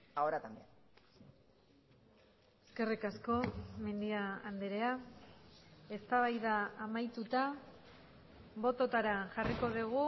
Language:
Basque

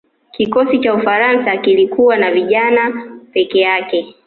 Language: Swahili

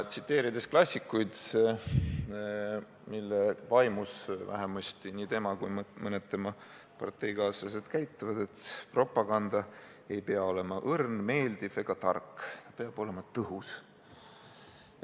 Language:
Estonian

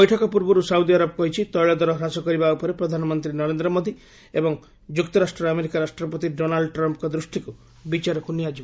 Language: Odia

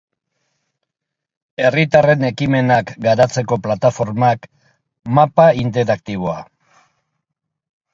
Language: Basque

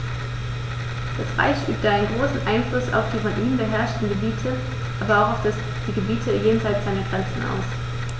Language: German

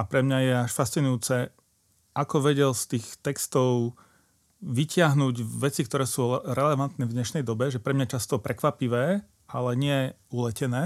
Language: Slovak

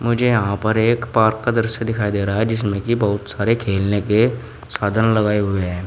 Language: Hindi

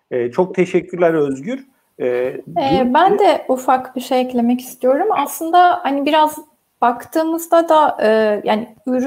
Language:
Turkish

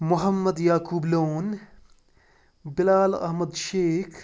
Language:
Kashmiri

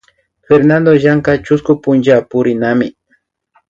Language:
Imbabura Highland Quichua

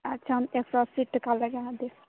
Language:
Maithili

